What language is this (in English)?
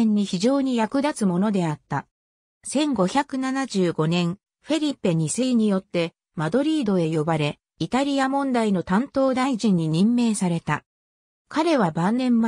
Japanese